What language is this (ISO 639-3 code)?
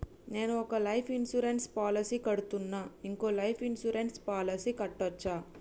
tel